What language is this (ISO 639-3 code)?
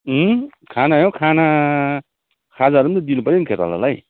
nep